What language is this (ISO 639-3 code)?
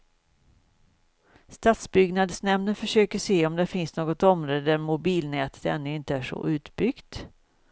swe